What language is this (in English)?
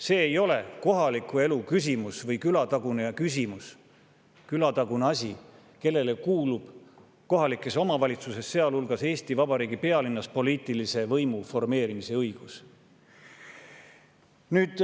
Estonian